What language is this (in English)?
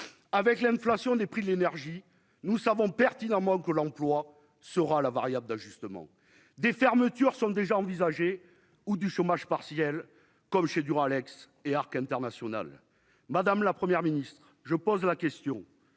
French